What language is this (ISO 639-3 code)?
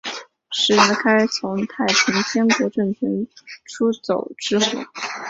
zho